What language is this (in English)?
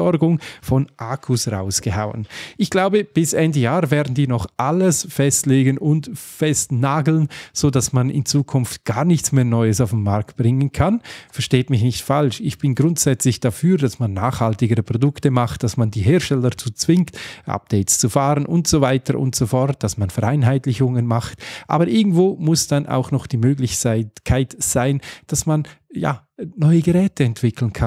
German